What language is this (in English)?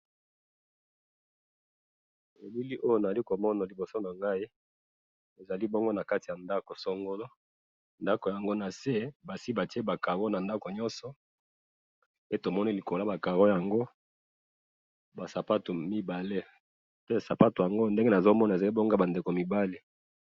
Lingala